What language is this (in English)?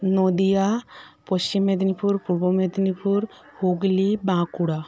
Bangla